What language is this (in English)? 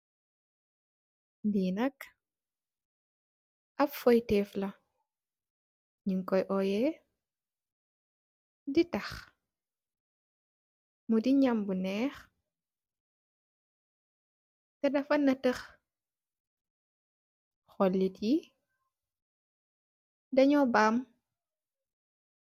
Wolof